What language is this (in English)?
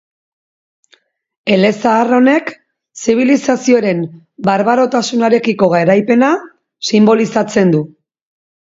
Basque